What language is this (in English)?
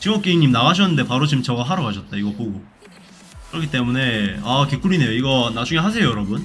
Korean